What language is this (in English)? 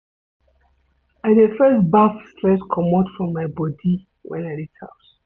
Nigerian Pidgin